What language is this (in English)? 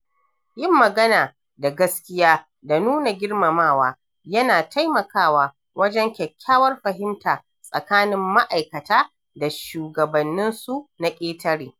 Hausa